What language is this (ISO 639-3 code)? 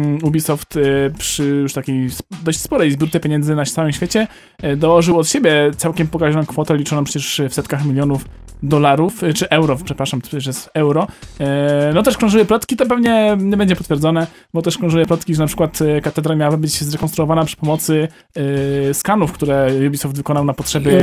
pol